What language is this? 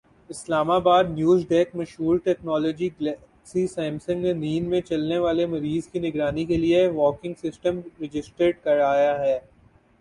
Urdu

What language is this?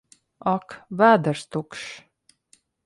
Latvian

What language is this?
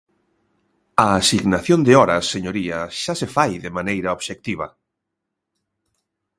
Galician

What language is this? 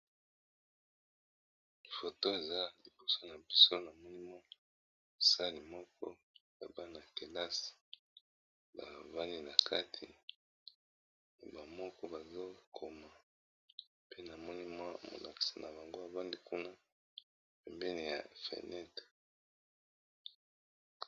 Lingala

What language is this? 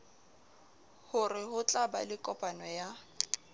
Southern Sotho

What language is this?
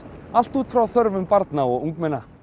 Icelandic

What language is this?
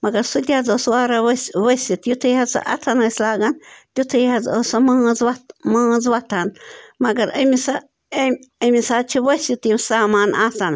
Kashmiri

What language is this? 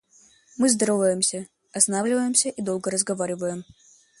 Russian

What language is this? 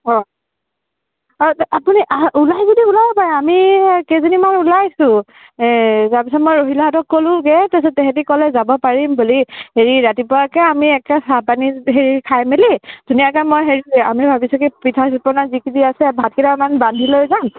Assamese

